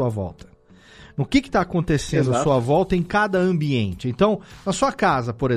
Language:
Portuguese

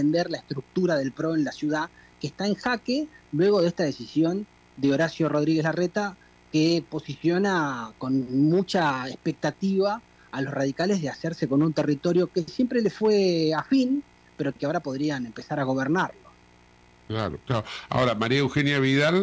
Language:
Spanish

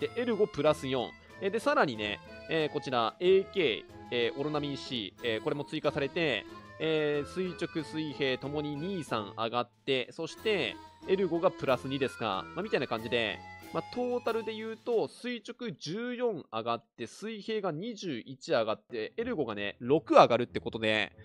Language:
Japanese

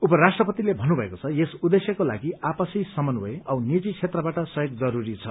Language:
Nepali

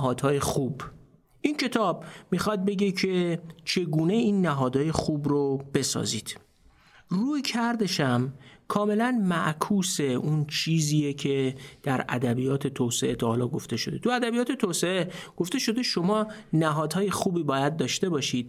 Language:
Persian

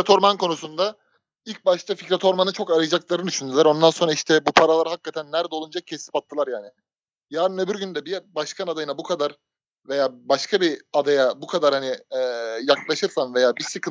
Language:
Turkish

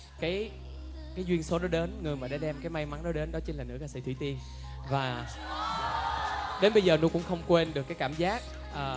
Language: Vietnamese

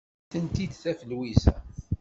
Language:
Kabyle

